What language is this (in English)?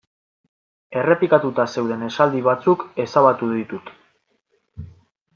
Basque